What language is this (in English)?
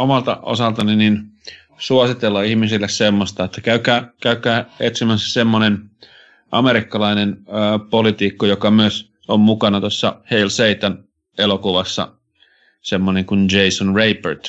Finnish